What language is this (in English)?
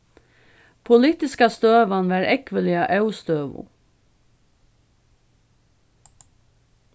Faroese